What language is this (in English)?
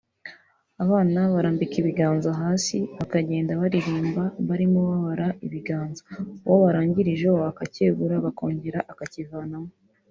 Kinyarwanda